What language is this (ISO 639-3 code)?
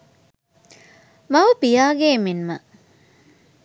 sin